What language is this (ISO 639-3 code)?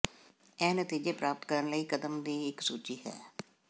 pan